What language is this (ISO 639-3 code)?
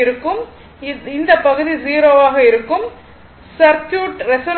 tam